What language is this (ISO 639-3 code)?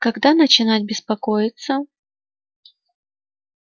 rus